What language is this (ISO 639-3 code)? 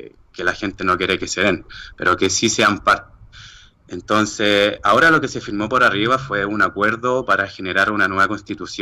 spa